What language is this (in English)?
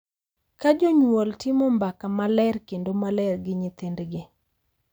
Luo (Kenya and Tanzania)